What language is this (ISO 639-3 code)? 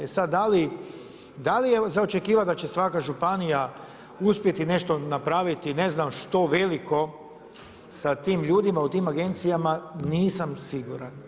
hrv